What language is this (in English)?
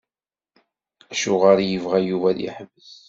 Kabyle